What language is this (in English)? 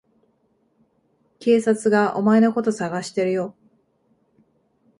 Japanese